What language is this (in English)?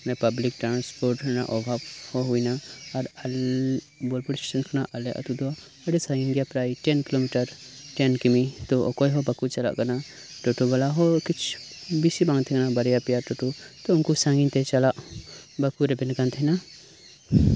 Santali